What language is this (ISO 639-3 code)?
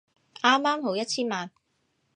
yue